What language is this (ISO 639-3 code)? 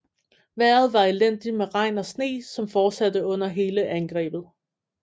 dan